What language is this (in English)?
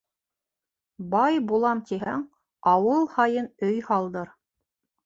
Bashkir